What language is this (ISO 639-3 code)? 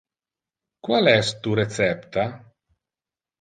ina